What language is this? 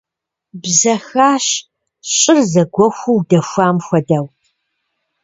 Kabardian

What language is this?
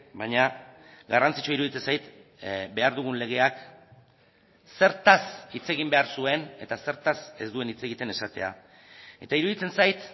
Basque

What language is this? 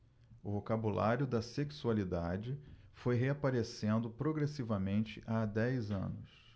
Portuguese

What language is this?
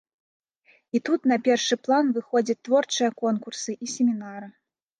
Belarusian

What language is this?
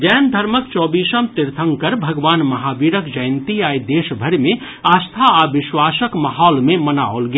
Maithili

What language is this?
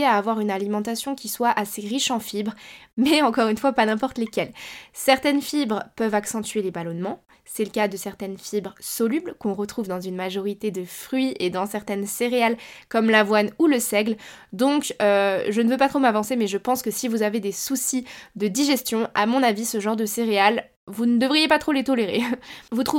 French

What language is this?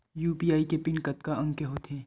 Chhattisgarhi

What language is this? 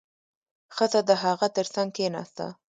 Pashto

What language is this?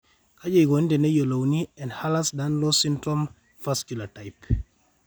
Masai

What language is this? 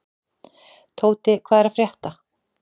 Icelandic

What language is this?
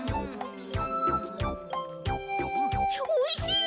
Japanese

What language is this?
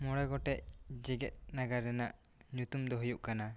Santali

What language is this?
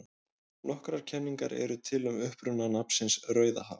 Icelandic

